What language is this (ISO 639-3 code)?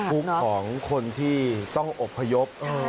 tha